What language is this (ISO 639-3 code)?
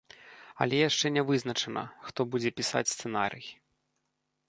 bel